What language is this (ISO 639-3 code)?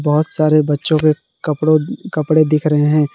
hin